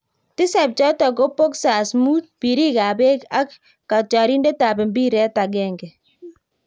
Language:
Kalenjin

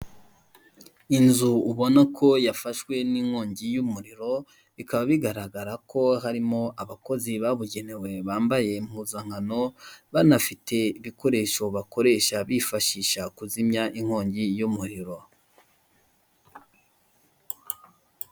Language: Kinyarwanda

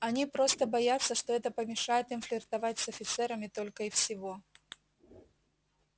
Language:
Russian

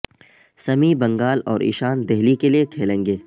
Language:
Urdu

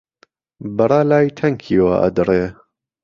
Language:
Central Kurdish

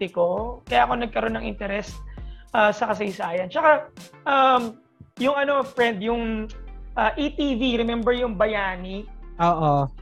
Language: Filipino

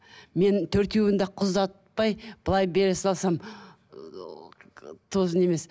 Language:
Kazakh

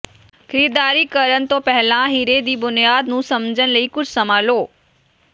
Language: Punjabi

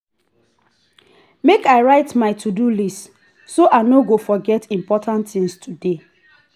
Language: Nigerian Pidgin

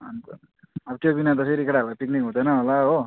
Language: Nepali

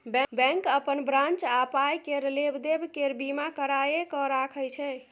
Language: Maithili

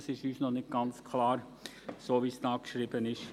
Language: Swiss German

